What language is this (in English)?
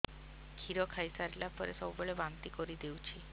Odia